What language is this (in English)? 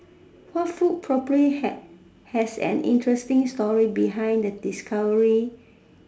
English